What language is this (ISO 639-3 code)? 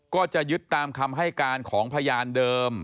tha